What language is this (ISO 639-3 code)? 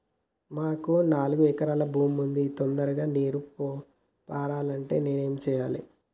tel